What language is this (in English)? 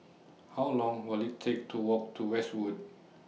English